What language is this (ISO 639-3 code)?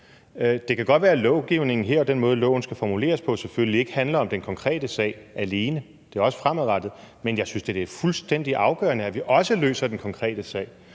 dan